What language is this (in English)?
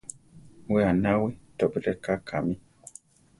Central Tarahumara